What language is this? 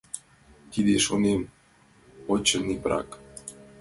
Mari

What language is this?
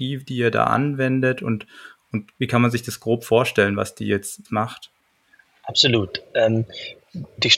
German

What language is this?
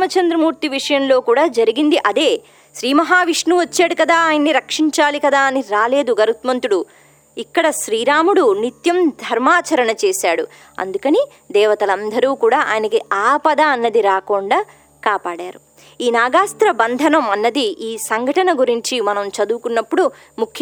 Telugu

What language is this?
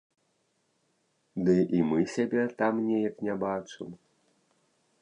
Belarusian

